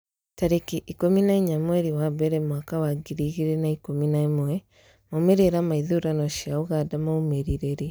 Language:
Kikuyu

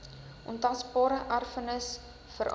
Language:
Afrikaans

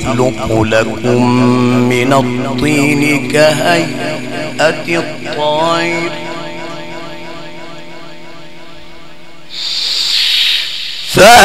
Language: Arabic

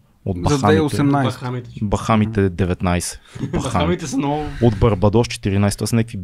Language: Bulgarian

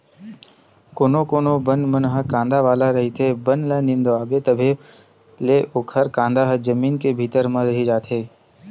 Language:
Chhattisgarhi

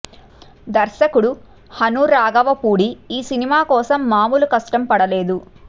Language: Telugu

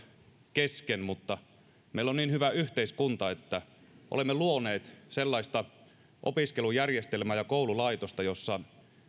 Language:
Finnish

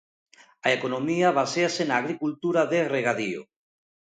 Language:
Galician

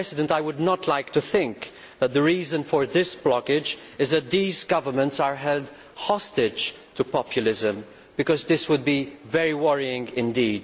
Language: English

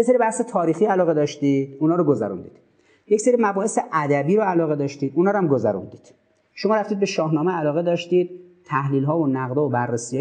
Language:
Persian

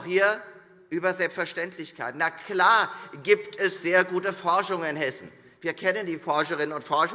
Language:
German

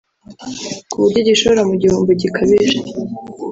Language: Kinyarwanda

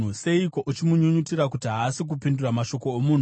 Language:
Shona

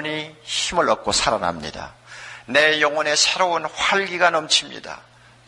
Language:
Korean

